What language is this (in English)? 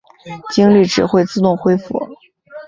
Chinese